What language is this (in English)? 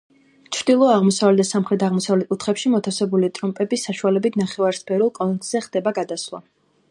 Georgian